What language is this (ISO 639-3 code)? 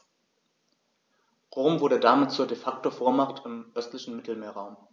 deu